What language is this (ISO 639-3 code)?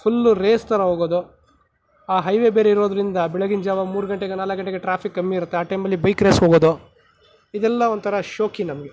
kan